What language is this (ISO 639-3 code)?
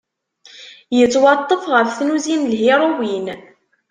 kab